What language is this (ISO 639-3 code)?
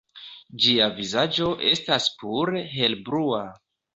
epo